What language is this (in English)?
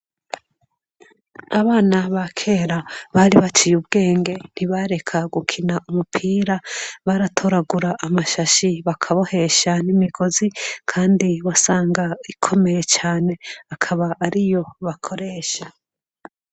Rundi